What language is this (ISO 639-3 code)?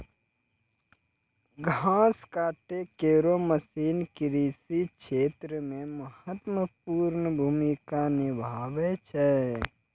mai